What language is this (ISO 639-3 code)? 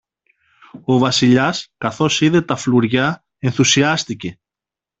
ell